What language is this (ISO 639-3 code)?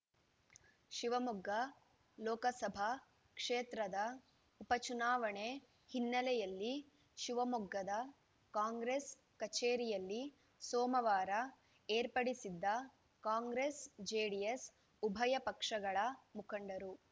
kan